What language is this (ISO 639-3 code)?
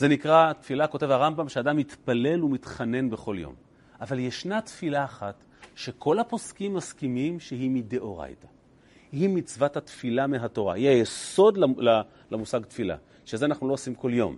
heb